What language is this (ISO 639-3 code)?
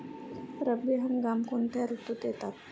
mar